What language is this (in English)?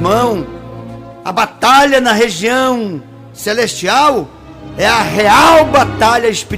Portuguese